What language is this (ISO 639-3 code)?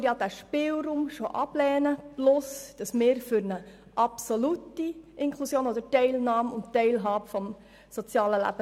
gsw